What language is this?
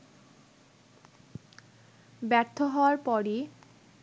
Bangla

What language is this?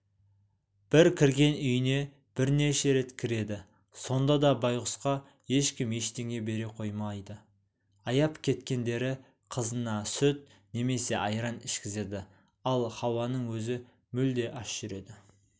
Kazakh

